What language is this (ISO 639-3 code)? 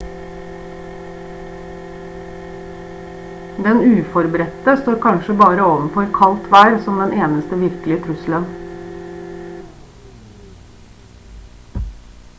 nob